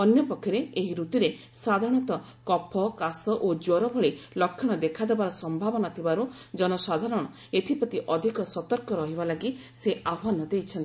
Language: Odia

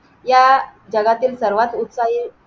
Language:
Marathi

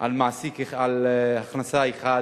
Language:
Hebrew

